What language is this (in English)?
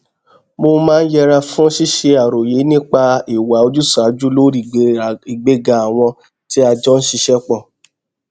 Yoruba